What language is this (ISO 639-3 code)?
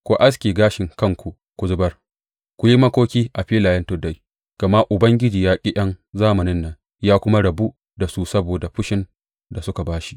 hau